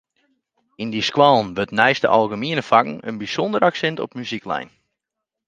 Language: Western Frisian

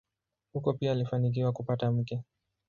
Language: Swahili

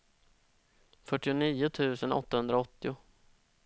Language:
Swedish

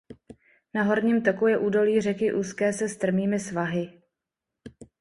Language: Czech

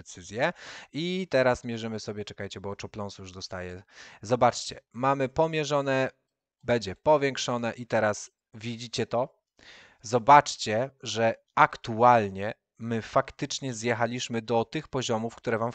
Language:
Polish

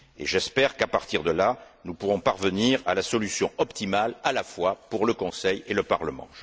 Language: French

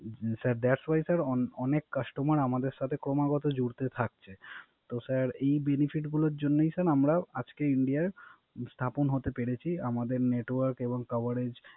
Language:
Bangla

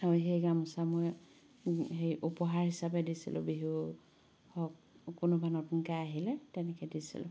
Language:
Assamese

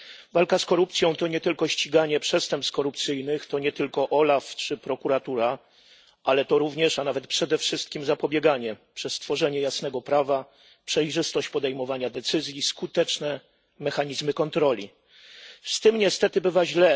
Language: Polish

